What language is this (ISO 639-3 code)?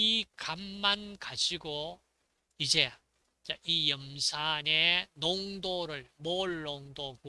kor